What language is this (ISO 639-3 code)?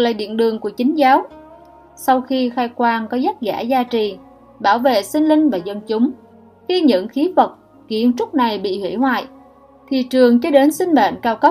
vie